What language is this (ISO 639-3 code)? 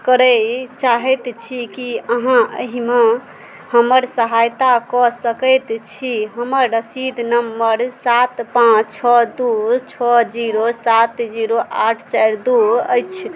mai